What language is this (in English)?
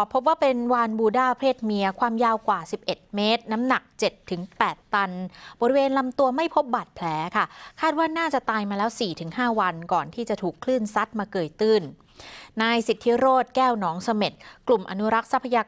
Thai